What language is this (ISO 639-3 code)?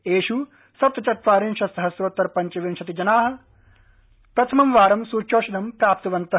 san